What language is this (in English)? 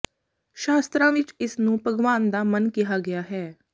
Punjabi